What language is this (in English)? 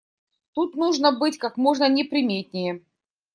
Russian